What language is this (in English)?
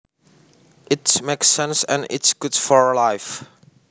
Javanese